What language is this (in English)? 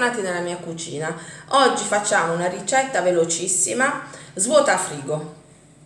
Italian